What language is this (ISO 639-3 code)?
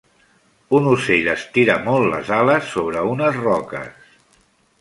cat